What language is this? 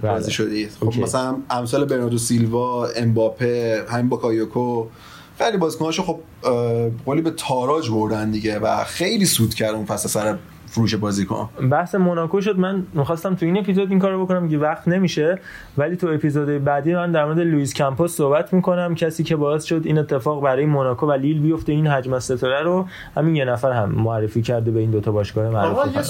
Persian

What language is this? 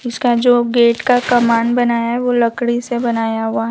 Hindi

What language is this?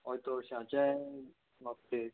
Konkani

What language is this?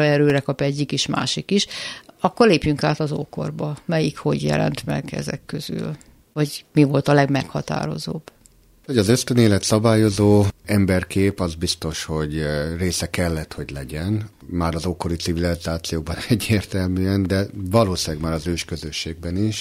Hungarian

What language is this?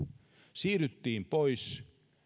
Finnish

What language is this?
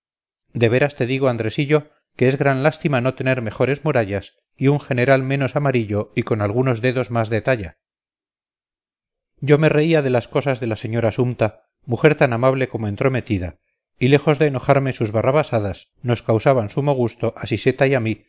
Spanish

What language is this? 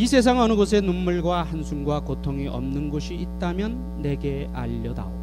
Korean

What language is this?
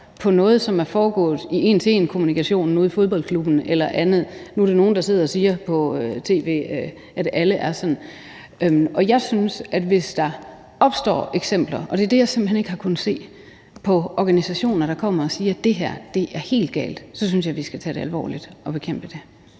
Danish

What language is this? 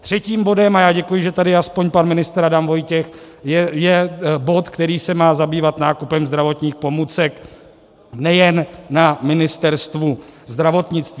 Czech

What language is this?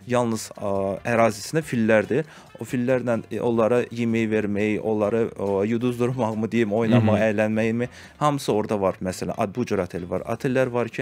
Turkish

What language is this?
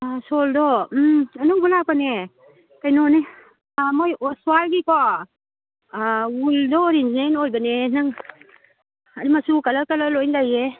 Manipuri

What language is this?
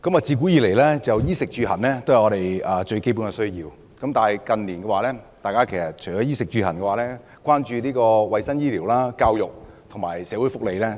Cantonese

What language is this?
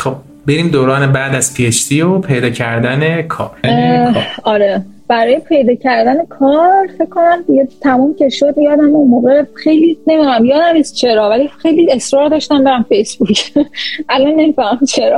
Persian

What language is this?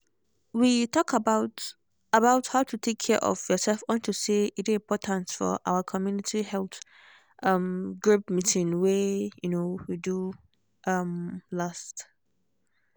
Nigerian Pidgin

